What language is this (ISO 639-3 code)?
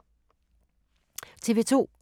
dan